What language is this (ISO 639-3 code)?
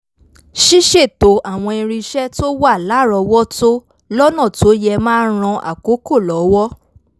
yor